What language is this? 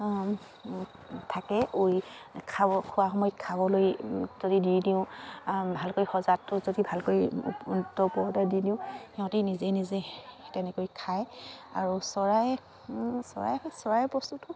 Assamese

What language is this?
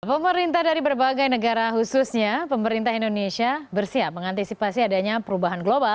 Indonesian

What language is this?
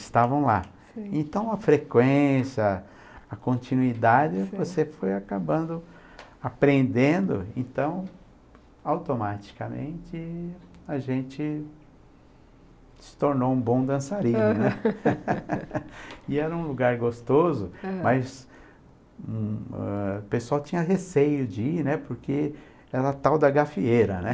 Portuguese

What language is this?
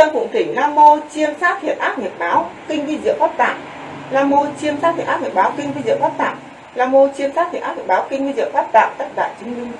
Vietnamese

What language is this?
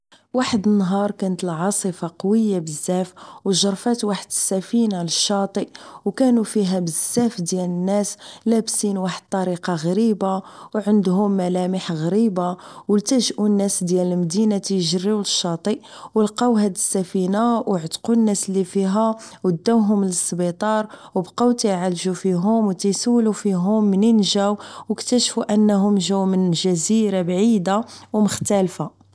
Moroccan Arabic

